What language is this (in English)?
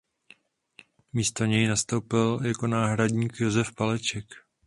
Czech